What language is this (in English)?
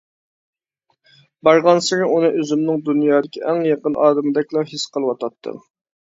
Uyghur